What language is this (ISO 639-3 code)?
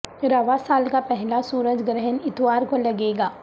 urd